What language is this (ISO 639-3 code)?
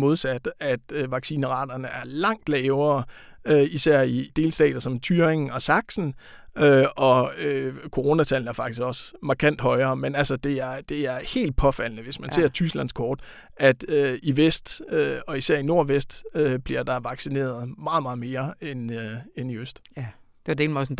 dan